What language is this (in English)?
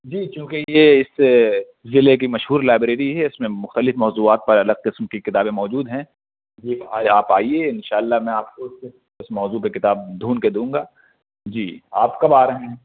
Urdu